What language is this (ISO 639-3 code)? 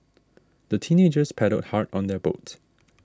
eng